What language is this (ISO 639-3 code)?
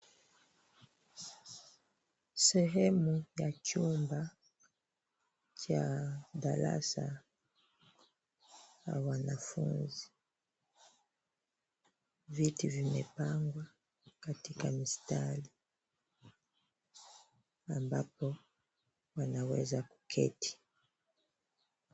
swa